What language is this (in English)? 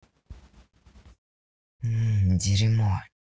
Russian